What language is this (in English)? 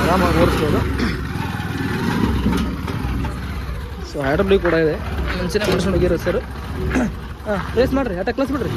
Kannada